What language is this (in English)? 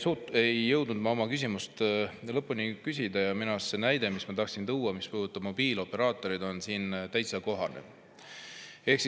Estonian